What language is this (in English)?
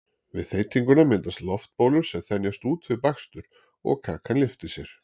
Icelandic